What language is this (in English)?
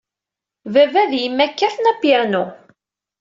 Kabyle